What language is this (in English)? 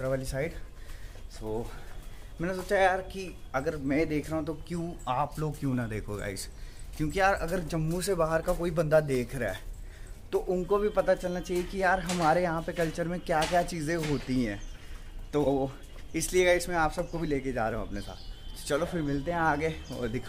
Hindi